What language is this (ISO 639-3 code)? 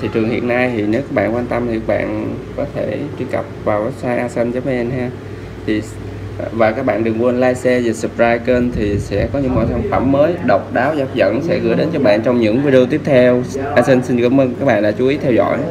vie